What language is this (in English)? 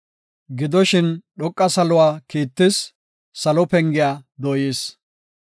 Gofa